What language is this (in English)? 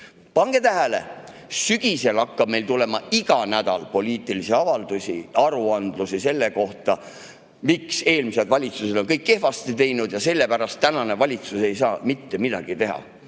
Estonian